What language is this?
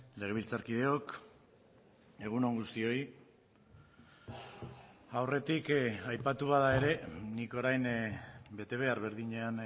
Basque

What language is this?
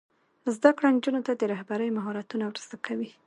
Pashto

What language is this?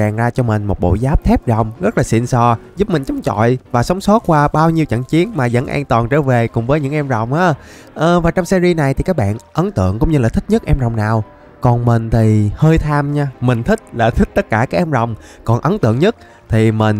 Vietnamese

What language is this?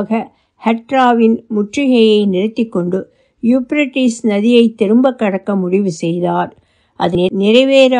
Turkish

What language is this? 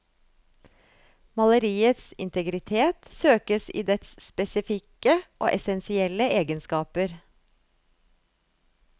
Norwegian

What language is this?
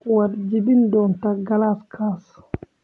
Somali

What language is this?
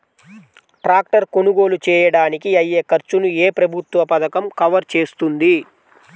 Telugu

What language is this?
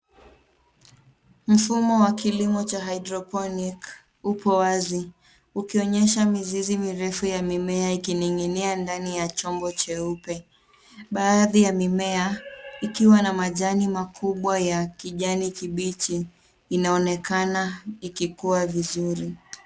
Swahili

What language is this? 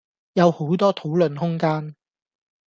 Cantonese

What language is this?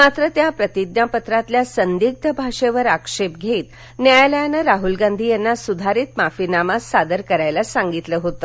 Marathi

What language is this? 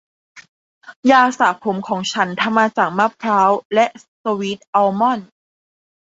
Thai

